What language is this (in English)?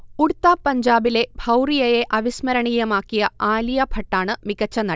Malayalam